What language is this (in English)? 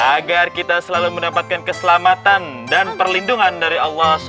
Indonesian